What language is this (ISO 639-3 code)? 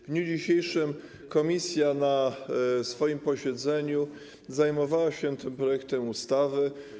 pol